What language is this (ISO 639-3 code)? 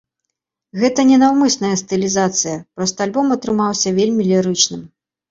bel